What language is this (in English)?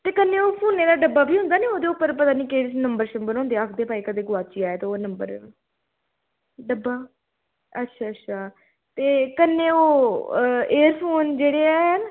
Dogri